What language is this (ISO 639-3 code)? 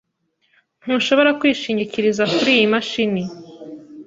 kin